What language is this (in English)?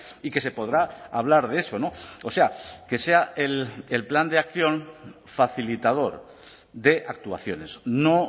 Spanish